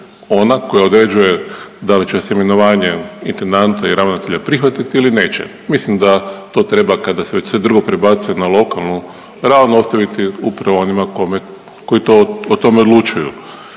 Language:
Croatian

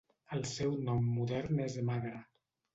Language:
Catalan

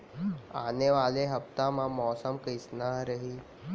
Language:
Chhattisgarhi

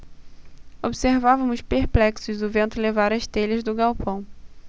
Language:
Portuguese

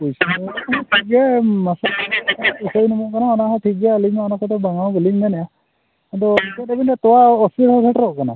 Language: Santali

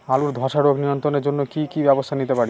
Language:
Bangla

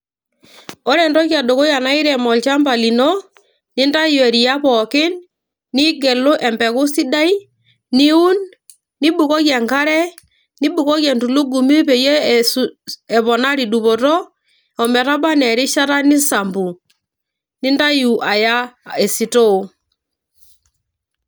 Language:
Masai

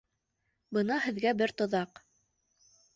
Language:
Bashkir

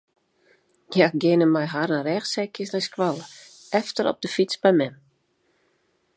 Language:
Western Frisian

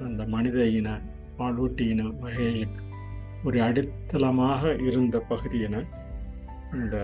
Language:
Tamil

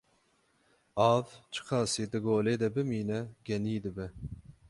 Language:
Kurdish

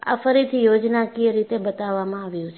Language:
Gujarati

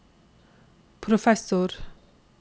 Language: Norwegian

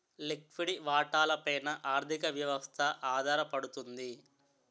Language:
Telugu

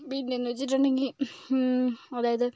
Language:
Malayalam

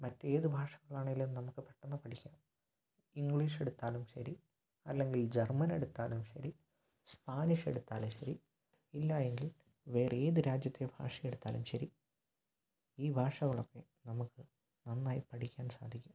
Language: Malayalam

